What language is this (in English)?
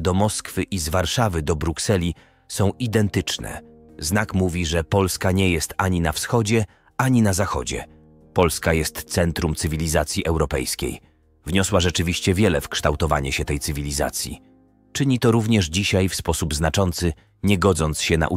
Polish